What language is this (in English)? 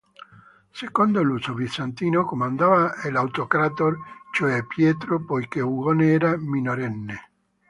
Italian